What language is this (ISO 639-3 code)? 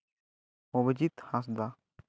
sat